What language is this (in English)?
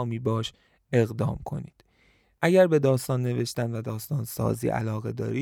Persian